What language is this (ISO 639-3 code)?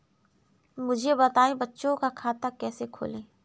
hin